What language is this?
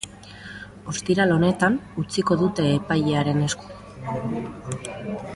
Basque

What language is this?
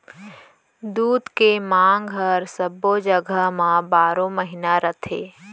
Chhattisgarhi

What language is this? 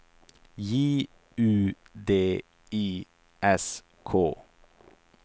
Swedish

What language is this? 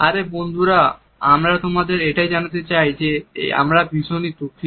Bangla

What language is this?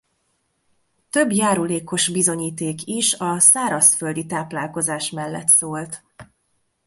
Hungarian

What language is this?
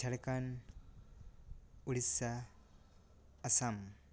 Santali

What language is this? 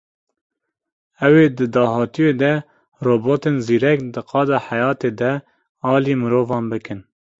Kurdish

